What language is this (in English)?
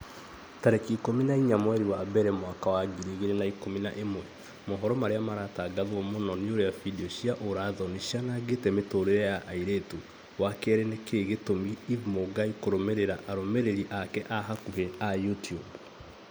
Kikuyu